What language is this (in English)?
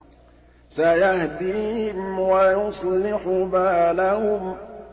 Arabic